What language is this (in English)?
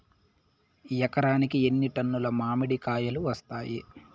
Telugu